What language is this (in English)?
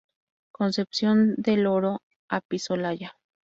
Spanish